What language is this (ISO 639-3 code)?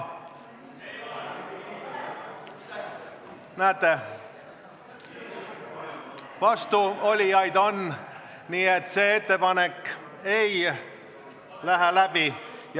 est